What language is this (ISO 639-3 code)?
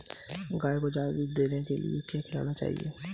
hin